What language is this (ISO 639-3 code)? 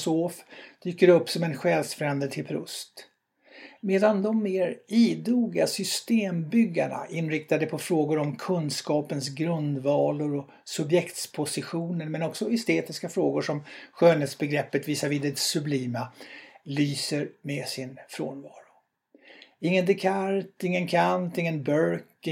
swe